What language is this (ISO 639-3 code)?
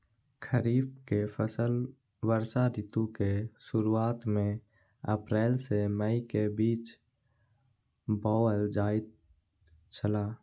mai